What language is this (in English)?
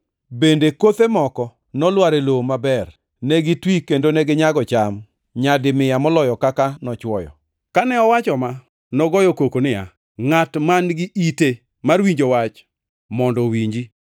Luo (Kenya and Tanzania)